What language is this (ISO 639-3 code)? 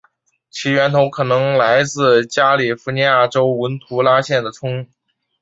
zho